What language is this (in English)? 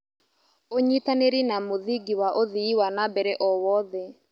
Kikuyu